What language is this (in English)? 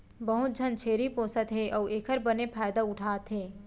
Chhattisgarhi